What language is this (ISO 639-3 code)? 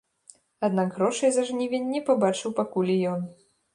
bel